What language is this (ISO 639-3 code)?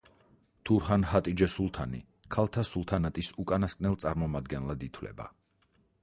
kat